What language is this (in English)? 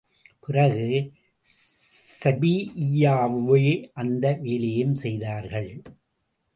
Tamil